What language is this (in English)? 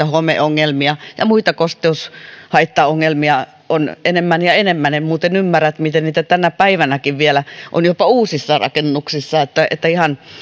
Finnish